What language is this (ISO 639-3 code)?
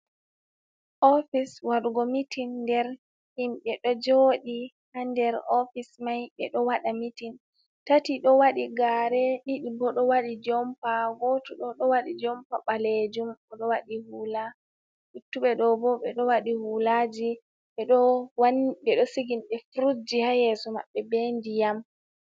ful